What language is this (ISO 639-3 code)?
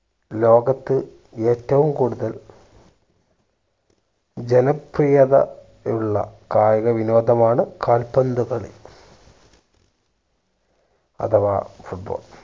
mal